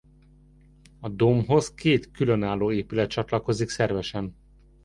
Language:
Hungarian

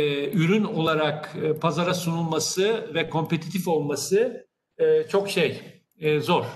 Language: Turkish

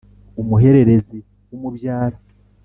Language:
Kinyarwanda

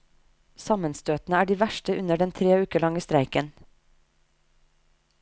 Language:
Norwegian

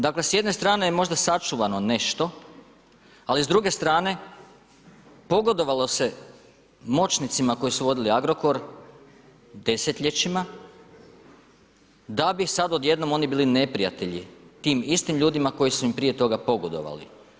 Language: Croatian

